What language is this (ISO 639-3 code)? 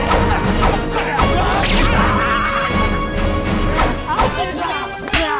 ind